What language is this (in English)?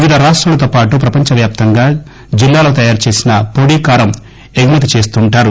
Telugu